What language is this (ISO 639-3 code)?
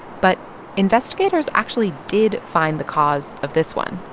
eng